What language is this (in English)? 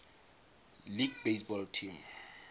Tswana